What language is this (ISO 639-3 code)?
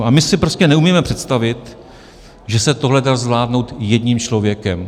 ces